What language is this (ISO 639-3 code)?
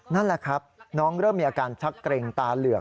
tha